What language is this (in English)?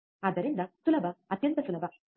Kannada